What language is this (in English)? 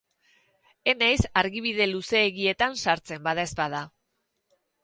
Basque